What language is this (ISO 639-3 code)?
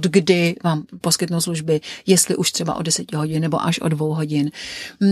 ces